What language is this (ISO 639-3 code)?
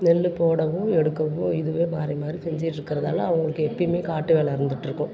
tam